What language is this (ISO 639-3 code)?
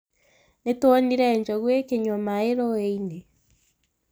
kik